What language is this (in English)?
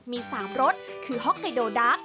Thai